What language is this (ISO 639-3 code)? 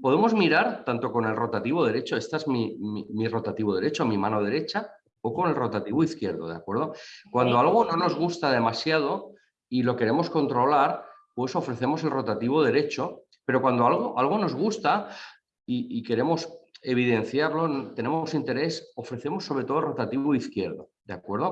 spa